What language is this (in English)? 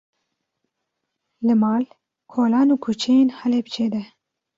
Kurdish